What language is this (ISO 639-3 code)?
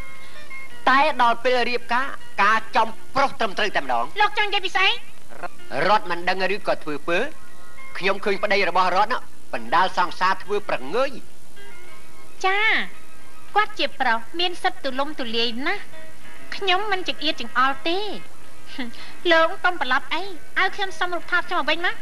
tha